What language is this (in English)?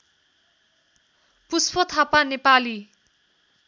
Nepali